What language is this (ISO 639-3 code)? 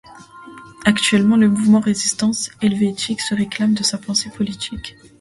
fra